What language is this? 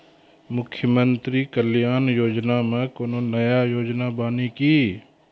Maithili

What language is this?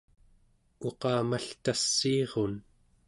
Central Yupik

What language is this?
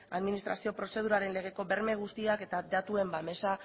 Basque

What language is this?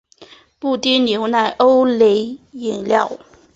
Chinese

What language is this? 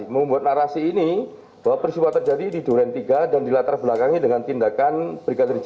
Indonesian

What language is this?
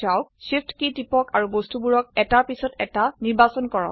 Assamese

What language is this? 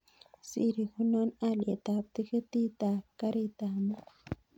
Kalenjin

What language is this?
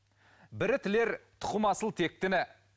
Kazakh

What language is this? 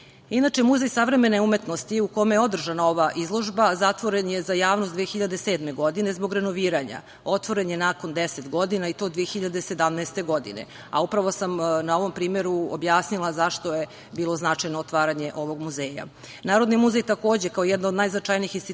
Serbian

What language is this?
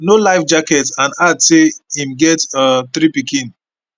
Nigerian Pidgin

